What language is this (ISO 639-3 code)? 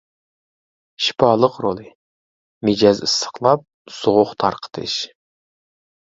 uig